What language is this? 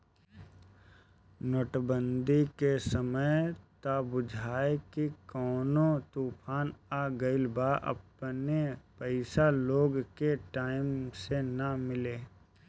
Bhojpuri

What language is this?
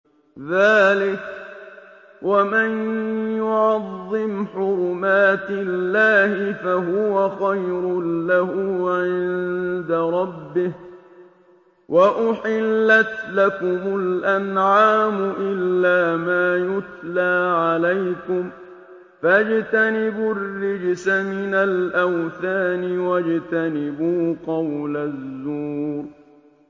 Arabic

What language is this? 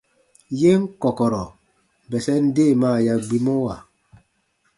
Baatonum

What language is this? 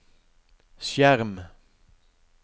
Norwegian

